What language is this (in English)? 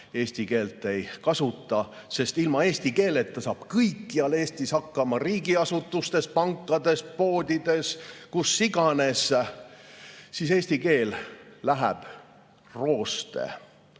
Estonian